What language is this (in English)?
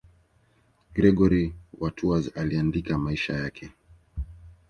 Swahili